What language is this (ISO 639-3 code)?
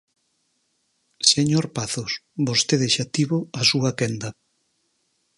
glg